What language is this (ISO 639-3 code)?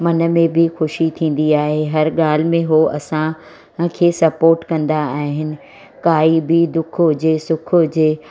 snd